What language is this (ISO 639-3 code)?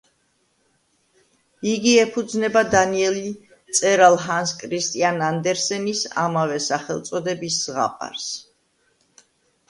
kat